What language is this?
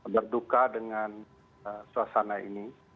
Indonesian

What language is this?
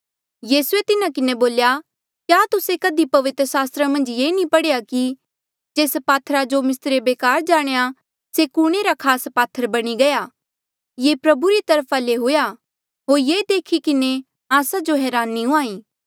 Mandeali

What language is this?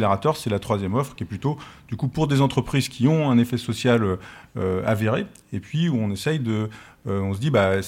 French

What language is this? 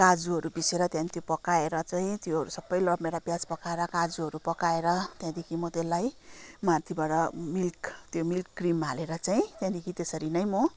Nepali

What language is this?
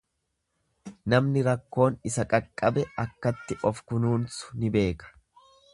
Oromo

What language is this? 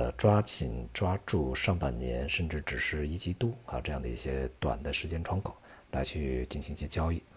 Chinese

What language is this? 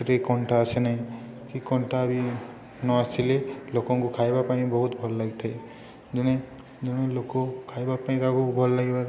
Odia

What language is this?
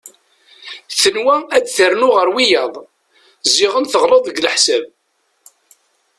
Kabyle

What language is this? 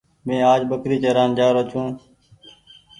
Goaria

